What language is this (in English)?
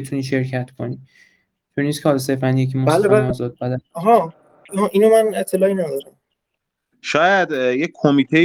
Persian